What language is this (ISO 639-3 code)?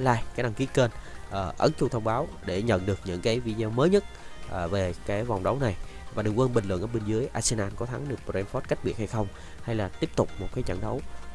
vie